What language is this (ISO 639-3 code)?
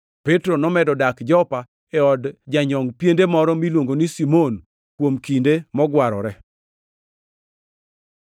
luo